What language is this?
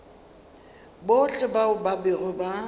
Northern Sotho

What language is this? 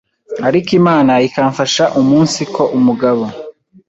Kinyarwanda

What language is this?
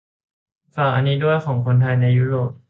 Thai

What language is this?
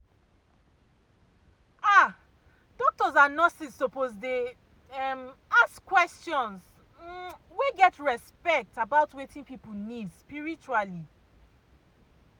Nigerian Pidgin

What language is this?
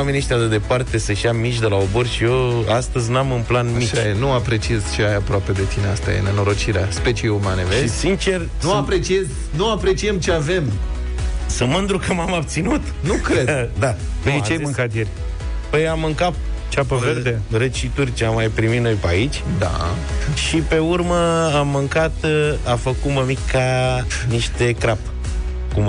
Romanian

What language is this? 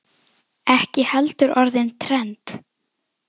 Icelandic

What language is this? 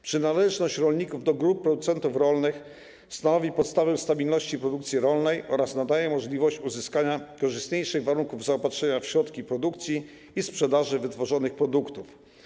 Polish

